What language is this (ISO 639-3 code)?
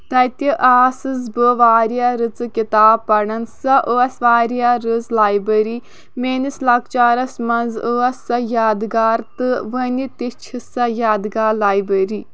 kas